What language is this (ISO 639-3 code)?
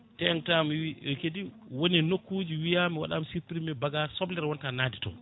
ful